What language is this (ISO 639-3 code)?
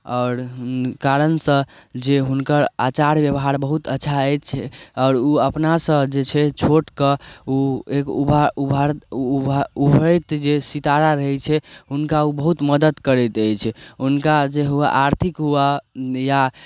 mai